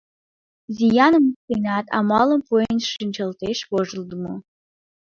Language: Mari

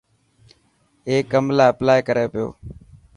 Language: Dhatki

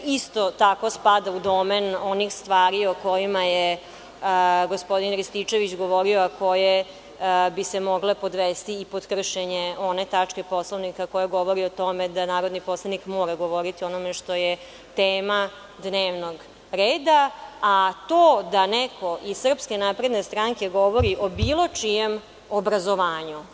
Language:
Serbian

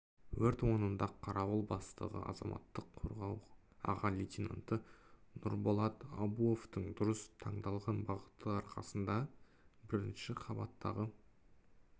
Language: Kazakh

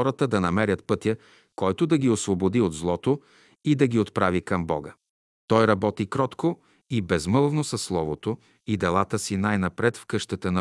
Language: Bulgarian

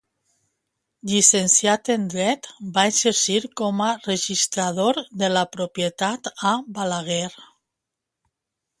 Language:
Catalan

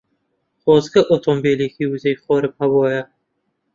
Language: Central Kurdish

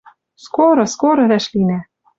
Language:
Western Mari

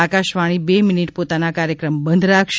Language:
Gujarati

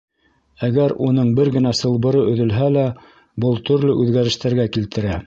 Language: Bashkir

